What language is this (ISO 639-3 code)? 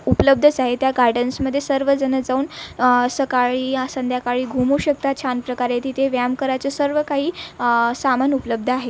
mar